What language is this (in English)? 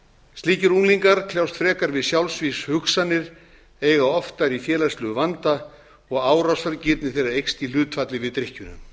Icelandic